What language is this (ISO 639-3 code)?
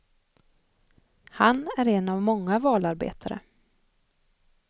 swe